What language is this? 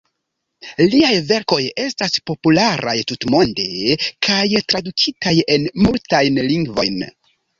Esperanto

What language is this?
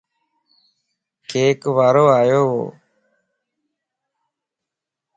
Lasi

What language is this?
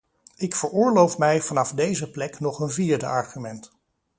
Dutch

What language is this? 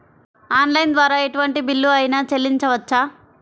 Telugu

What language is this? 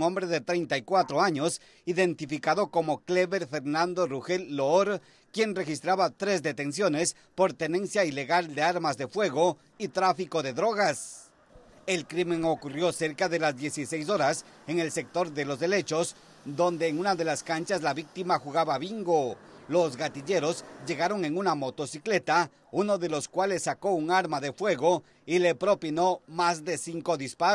Spanish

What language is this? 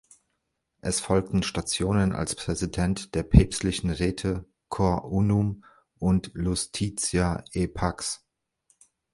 German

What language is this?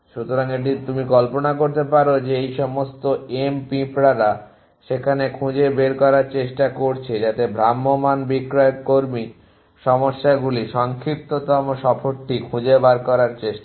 Bangla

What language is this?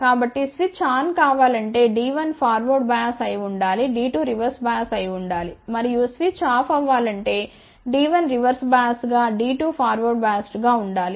Telugu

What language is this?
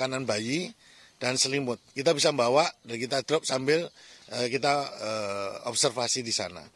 Indonesian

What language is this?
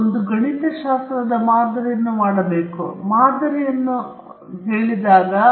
Kannada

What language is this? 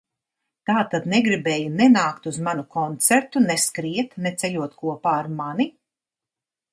Latvian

